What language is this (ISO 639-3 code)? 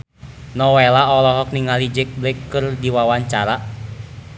sun